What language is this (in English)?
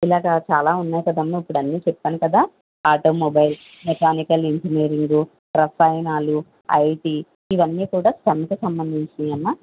Telugu